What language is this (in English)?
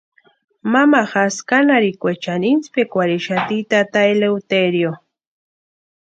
Western Highland Purepecha